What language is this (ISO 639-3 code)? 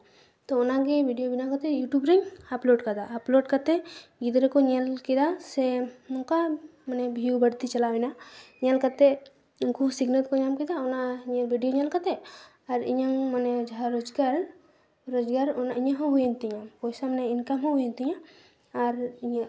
sat